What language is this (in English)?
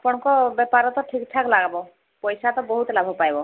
Odia